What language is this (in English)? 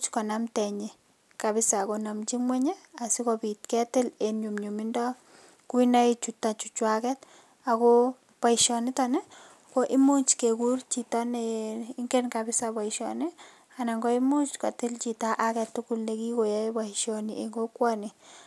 Kalenjin